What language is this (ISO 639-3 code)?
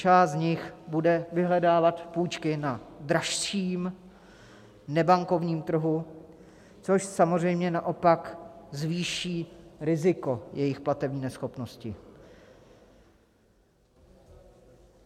ces